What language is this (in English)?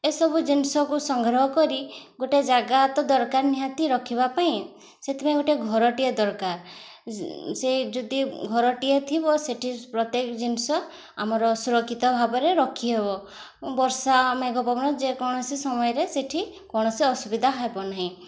Odia